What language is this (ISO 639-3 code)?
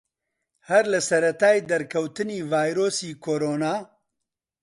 ckb